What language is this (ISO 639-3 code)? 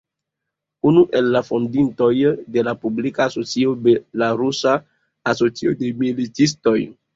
epo